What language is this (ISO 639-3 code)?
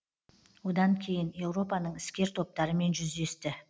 kaz